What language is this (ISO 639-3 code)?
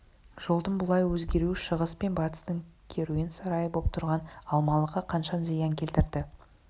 kaz